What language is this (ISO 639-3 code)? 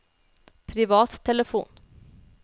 nor